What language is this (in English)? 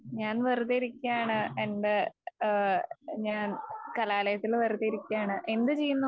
Malayalam